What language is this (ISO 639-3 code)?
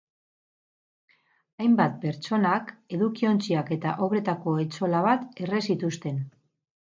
eus